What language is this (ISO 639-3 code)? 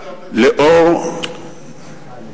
heb